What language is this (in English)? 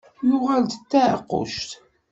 Kabyle